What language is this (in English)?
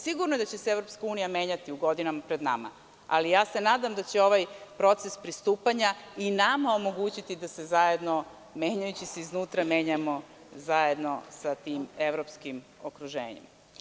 Serbian